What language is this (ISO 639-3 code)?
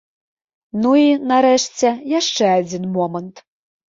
bel